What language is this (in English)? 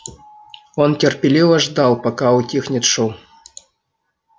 Russian